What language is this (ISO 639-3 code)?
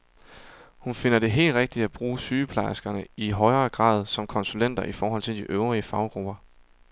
dan